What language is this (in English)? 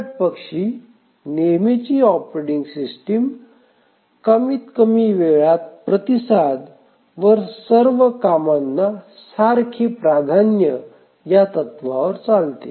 Marathi